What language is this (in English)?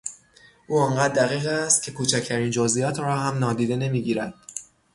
Persian